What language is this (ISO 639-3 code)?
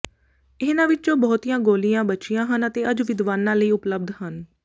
pan